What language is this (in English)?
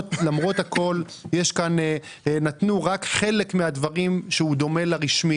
Hebrew